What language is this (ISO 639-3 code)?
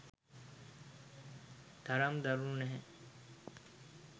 sin